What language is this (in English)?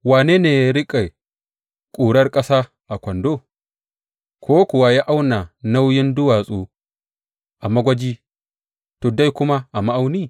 Hausa